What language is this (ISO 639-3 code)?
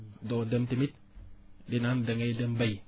wol